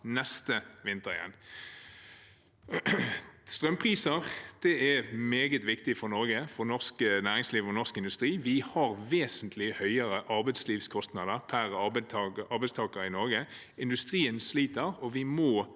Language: Norwegian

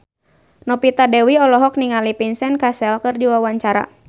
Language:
Sundanese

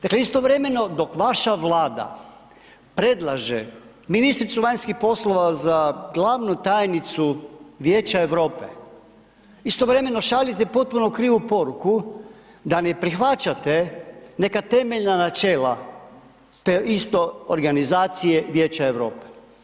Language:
Croatian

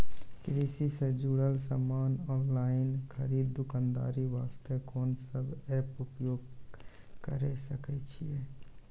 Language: Maithili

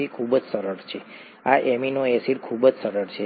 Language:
Gujarati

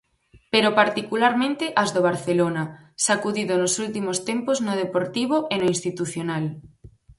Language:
Galician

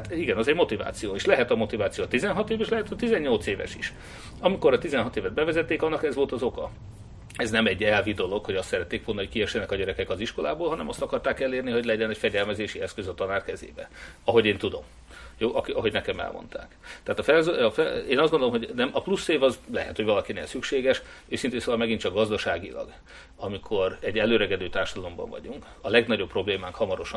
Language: Hungarian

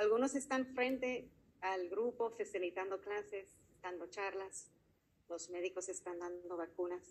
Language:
Spanish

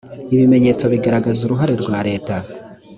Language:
Kinyarwanda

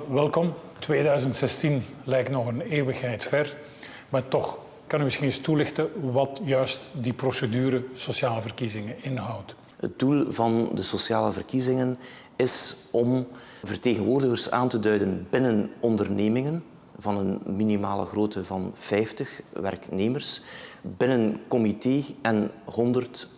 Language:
Dutch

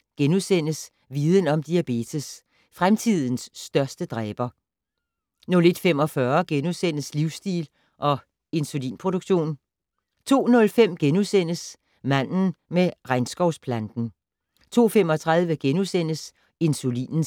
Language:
Danish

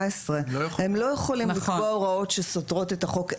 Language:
Hebrew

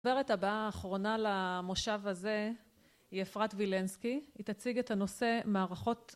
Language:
Hebrew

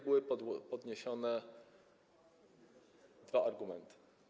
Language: Polish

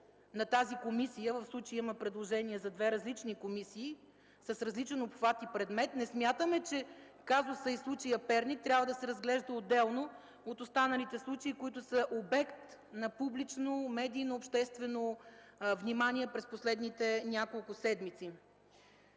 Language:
Bulgarian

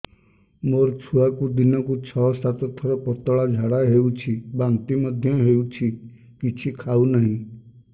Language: Odia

